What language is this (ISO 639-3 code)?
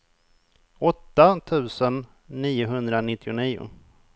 swe